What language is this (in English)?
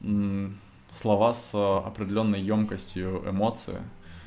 Russian